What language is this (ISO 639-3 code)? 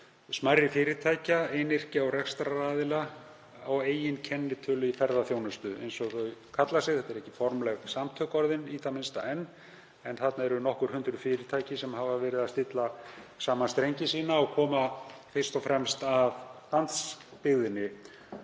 isl